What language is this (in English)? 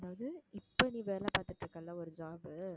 Tamil